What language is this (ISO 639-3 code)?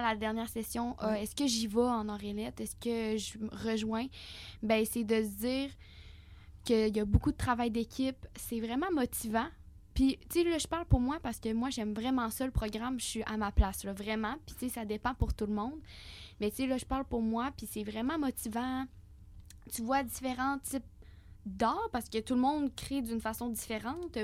fra